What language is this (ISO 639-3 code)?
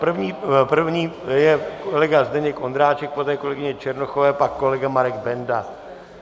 ces